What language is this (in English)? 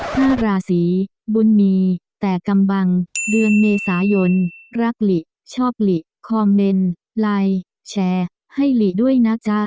Thai